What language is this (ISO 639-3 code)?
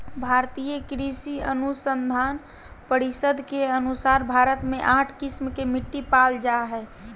mag